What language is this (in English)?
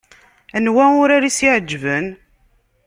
Kabyle